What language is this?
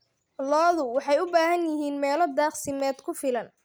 Somali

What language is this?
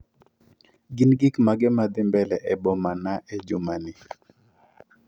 Luo (Kenya and Tanzania)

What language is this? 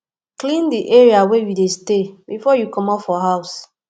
Nigerian Pidgin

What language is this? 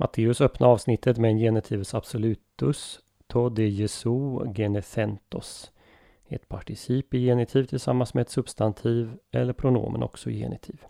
Swedish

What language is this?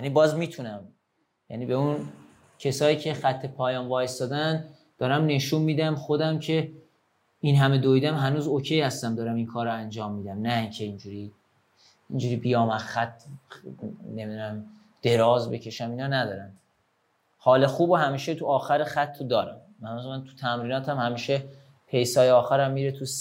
Persian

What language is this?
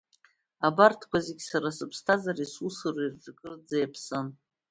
Abkhazian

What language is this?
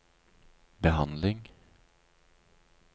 Norwegian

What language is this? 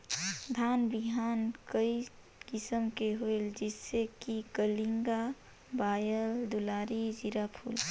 Chhattisgarhi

